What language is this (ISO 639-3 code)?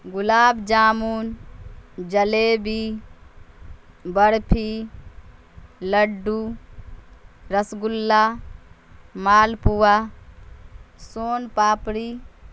urd